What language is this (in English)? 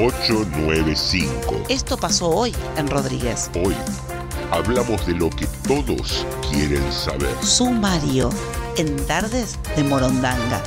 Spanish